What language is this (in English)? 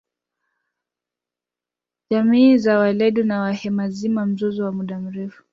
Swahili